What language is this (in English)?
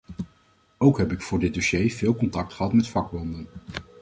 Dutch